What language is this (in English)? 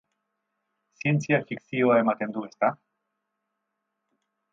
Basque